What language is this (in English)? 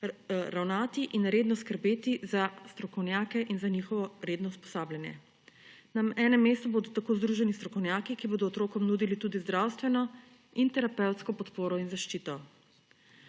Slovenian